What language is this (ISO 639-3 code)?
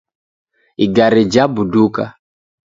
dav